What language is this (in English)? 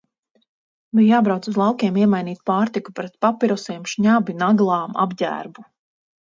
Latvian